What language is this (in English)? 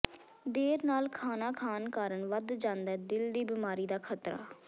Punjabi